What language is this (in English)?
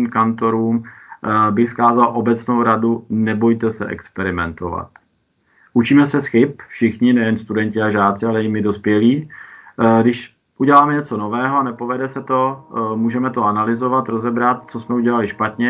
Czech